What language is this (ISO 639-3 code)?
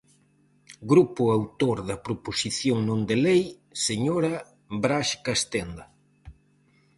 glg